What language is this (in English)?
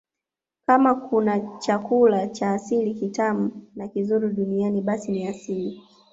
Swahili